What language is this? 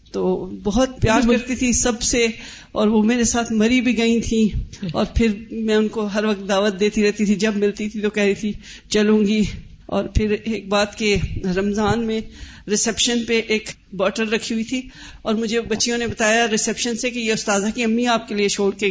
Urdu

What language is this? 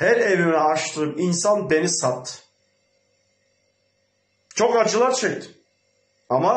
Turkish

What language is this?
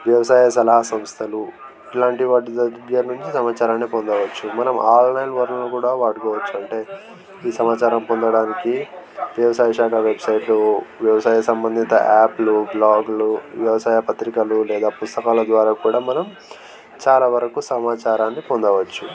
Telugu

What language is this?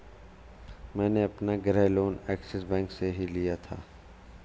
Hindi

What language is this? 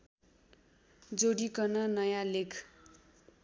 Nepali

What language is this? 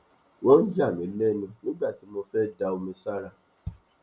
Yoruba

